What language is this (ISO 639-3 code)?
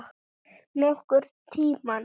isl